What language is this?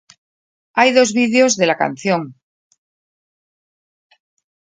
Spanish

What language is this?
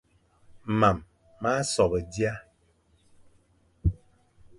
Fang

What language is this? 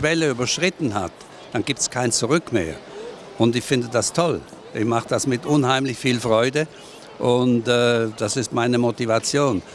German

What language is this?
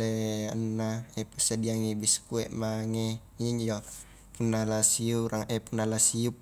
Highland Konjo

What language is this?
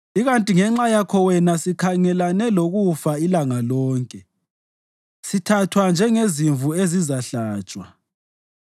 North Ndebele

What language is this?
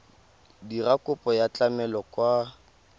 Tswana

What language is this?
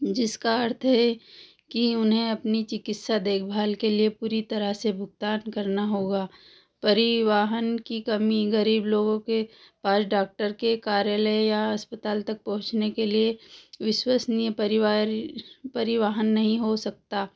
Hindi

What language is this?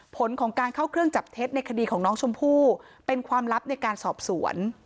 Thai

